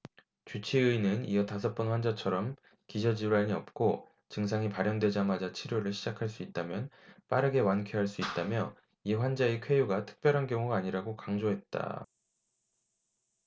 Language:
Korean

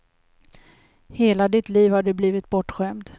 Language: Swedish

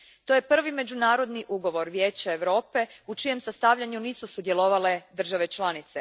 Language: Croatian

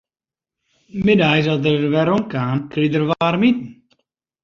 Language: Western Frisian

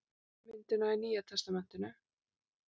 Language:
Icelandic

